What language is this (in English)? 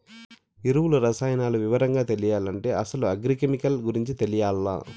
Telugu